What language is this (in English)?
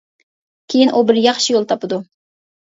Uyghur